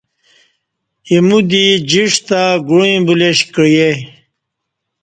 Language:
Kati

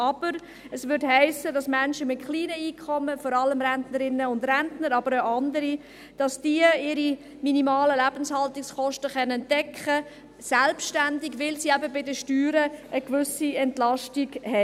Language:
Swiss German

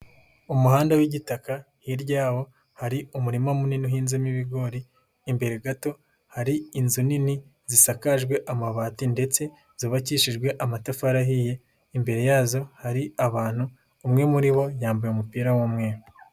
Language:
Kinyarwanda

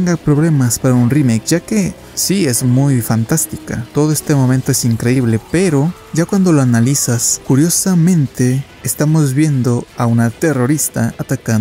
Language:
Spanish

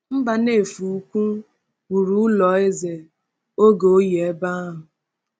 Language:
Igbo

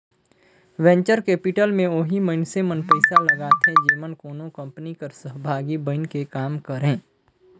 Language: Chhattisgarhi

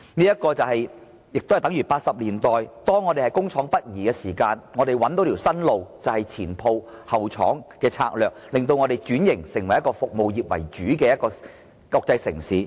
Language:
Cantonese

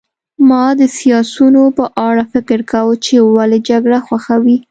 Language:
Pashto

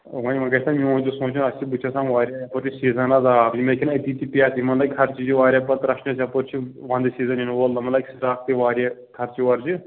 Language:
Kashmiri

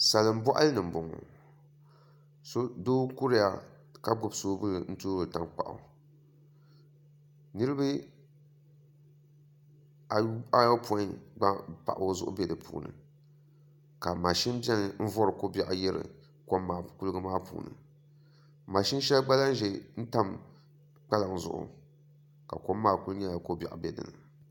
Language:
Dagbani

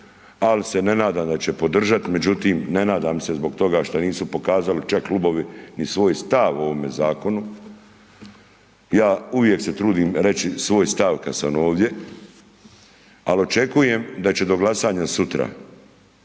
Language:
Croatian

